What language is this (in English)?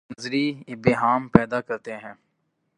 Urdu